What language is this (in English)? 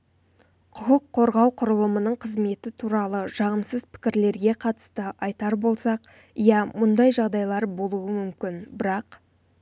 Kazakh